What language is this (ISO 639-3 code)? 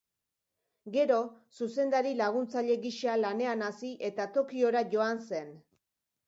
eus